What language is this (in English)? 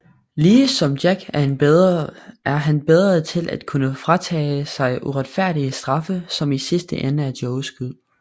Danish